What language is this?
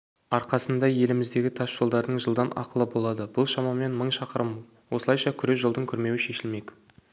Kazakh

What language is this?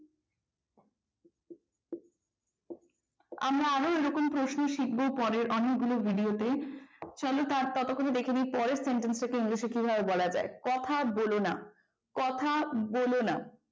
Bangla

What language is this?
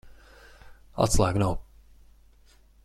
Latvian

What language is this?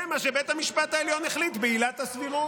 Hebrew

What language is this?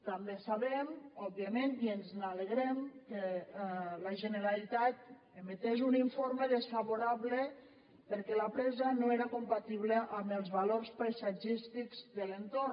Catalan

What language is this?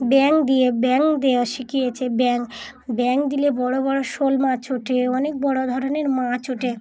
Bangla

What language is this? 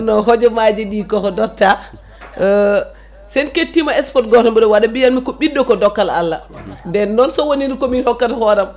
Fula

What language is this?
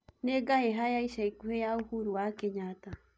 Kikuyu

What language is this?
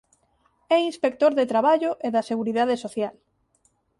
Galician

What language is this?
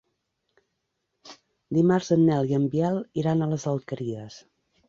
Catalan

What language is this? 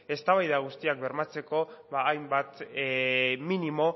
Basque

